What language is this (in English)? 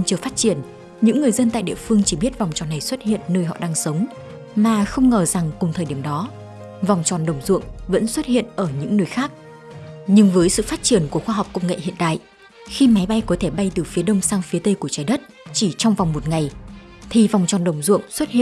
Vietnamese